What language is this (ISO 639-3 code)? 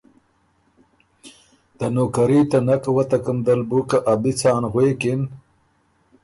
oru